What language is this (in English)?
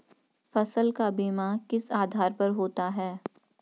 Hindi